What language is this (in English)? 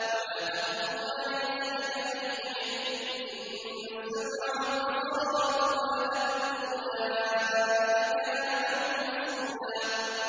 Arabic